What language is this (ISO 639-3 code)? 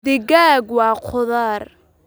som